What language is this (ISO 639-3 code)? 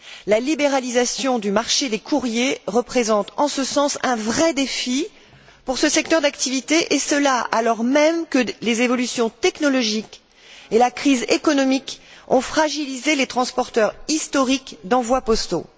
fra